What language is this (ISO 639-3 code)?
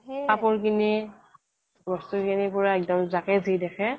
asm